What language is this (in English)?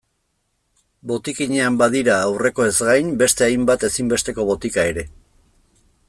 Basque